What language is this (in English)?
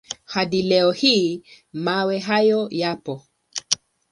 Swahili